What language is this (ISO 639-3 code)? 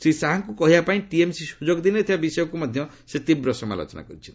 ori